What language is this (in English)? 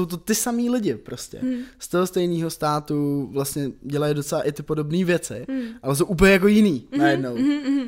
Czech